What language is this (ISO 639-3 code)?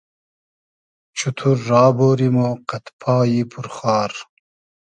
haz